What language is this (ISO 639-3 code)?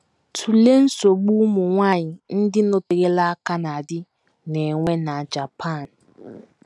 ibo